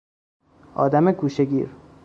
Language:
Persian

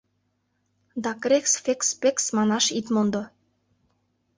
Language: Mari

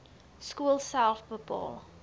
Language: Afrikaans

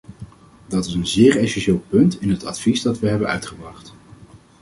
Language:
Dutch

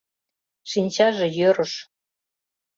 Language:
Mari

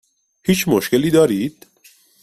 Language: Persian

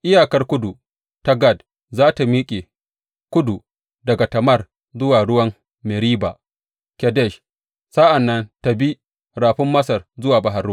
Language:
Hausa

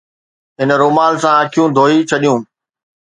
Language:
Sindhi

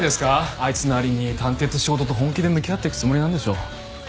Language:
Japanese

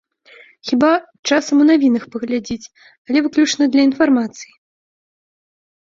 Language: Belarusian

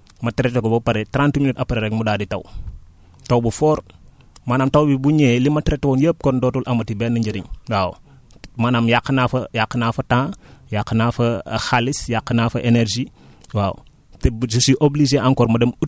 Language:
Wolof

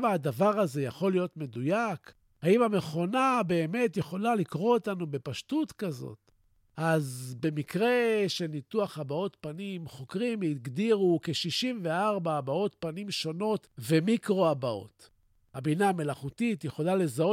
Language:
Hebrew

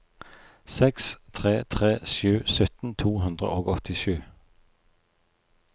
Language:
Norwegian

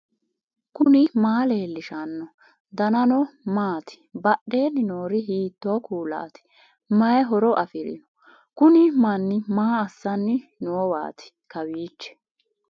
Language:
Sidamo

